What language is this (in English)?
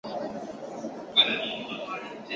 Chinese